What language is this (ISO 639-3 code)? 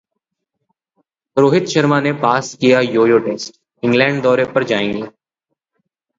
hin